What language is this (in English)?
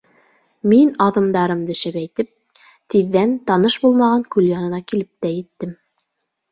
Bashkir